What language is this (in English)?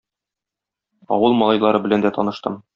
Tatar